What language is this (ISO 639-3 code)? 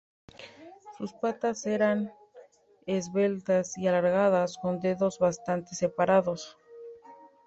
spa